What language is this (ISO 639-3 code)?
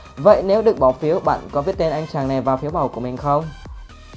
vie